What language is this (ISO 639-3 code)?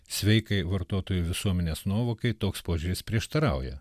lit